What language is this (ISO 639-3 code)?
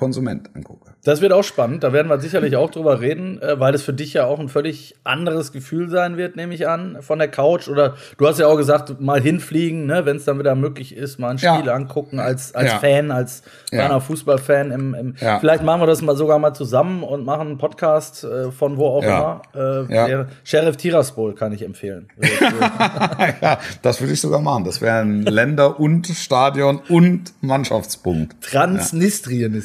deu